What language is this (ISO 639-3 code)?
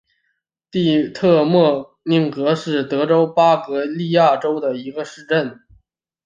zho